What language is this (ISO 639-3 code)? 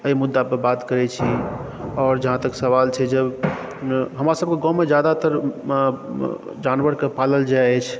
mai